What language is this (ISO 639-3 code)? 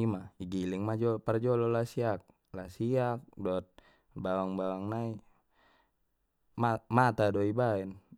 btm